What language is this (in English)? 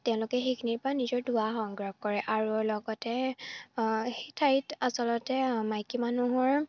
Assamese